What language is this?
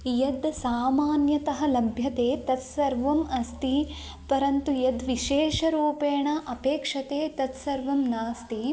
Sanskrit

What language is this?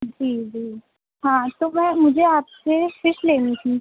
Urdu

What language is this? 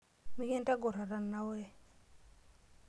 Masai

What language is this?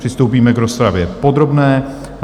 Czech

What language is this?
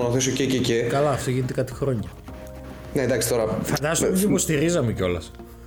Greek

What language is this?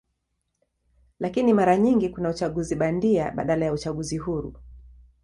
Swahili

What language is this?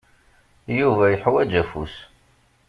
Kabyle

